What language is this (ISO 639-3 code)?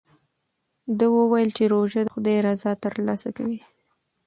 pus